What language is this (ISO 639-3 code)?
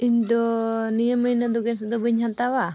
sat